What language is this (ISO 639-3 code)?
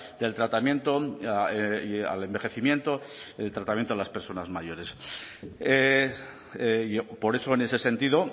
spa